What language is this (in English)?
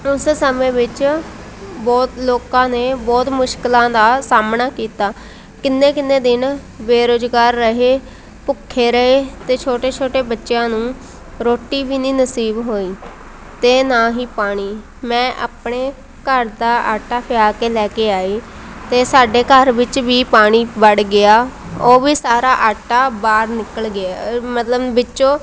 Punjabi